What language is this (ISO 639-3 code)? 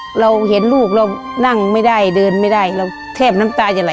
tha